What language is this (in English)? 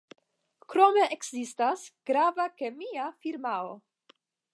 Esperanto